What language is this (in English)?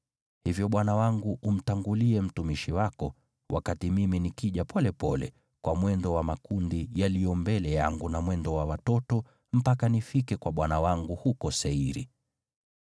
Swahili